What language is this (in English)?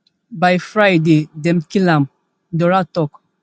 Nigerian Pidgin